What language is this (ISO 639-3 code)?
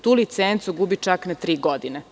srp